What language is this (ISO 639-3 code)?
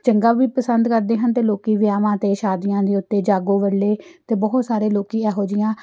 pan